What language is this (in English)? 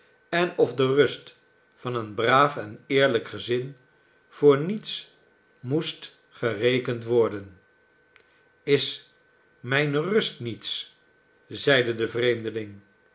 Dutch